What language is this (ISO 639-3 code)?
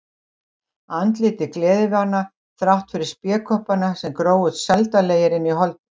isl